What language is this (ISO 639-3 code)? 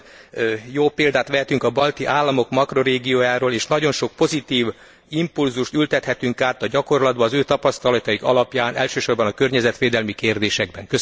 hun